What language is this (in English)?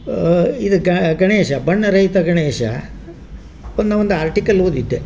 Kannada